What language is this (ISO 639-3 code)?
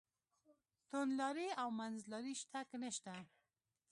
pus